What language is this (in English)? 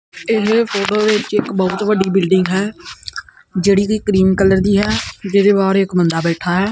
Punjabi